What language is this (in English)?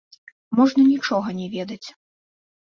Belarusian